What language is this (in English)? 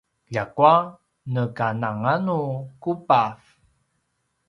Paiwan